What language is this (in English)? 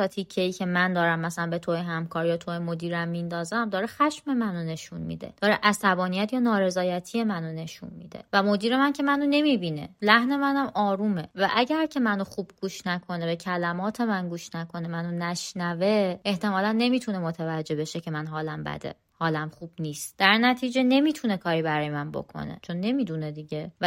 Persian